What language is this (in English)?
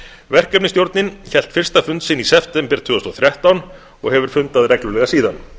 Icelandic